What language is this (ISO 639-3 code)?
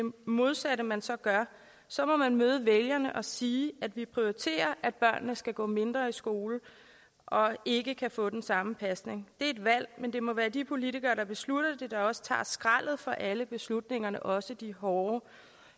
dan